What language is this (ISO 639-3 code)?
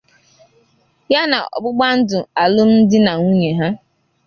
ibo